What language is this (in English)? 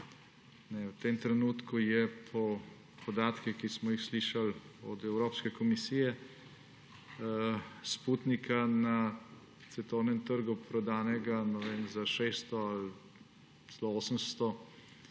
Slovenian